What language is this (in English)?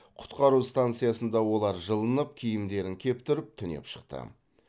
Kazakh